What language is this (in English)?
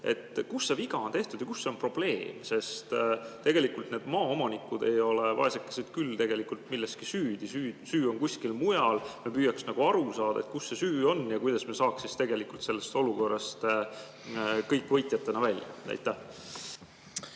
Estonian